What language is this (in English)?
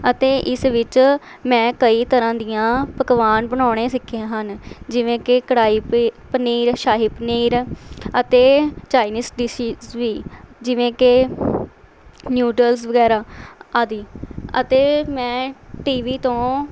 Punjabi